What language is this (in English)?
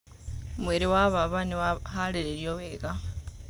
Kikuyu